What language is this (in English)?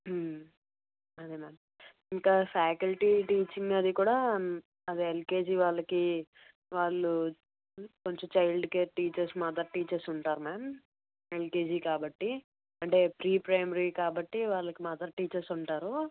Telugu